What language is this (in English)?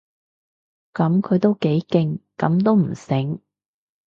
Cantonese